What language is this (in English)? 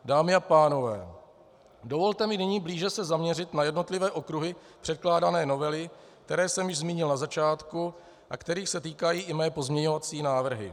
Czech